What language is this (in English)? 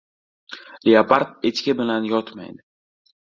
Uzbek